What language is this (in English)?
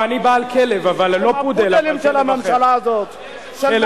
Hebrew